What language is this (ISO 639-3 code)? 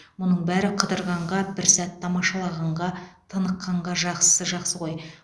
kaz